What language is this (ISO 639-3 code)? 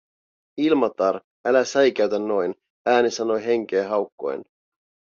fin